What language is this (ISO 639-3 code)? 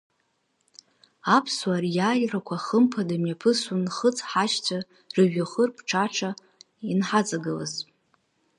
abk